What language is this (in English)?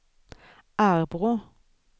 Swedish